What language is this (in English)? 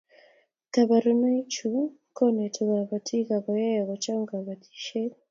Kalenjin